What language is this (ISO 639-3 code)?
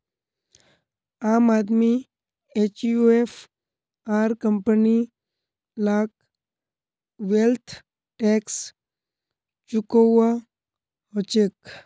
mag